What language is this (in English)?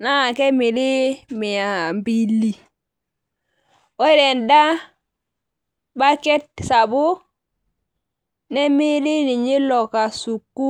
Masai